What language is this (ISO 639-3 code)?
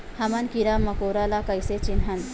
hne